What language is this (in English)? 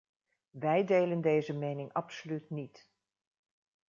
Dutch